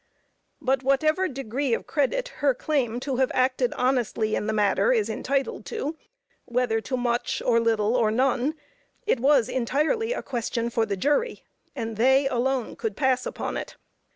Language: English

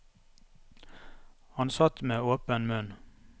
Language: Norwegian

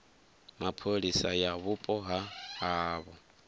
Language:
Venda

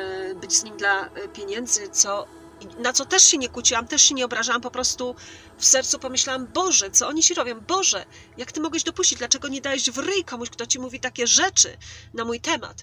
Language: Polish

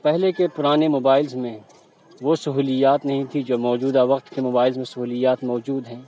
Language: Urdu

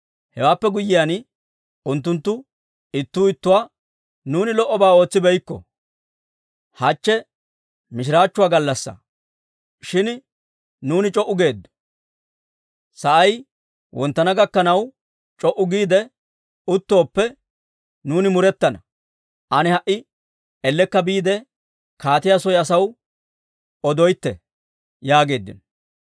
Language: Dawro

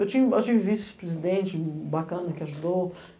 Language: Portuguese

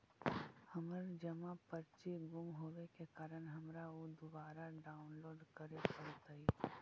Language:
Magahi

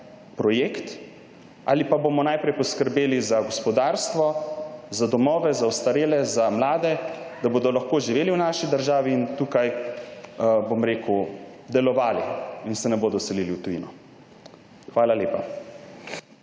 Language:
Slovenian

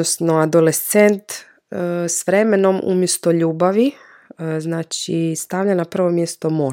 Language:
Croatian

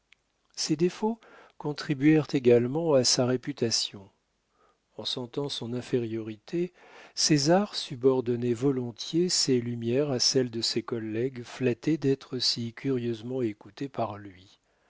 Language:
French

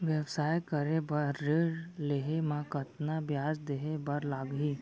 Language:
Chhattisgarhi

